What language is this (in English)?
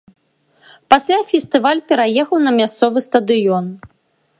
Belarusian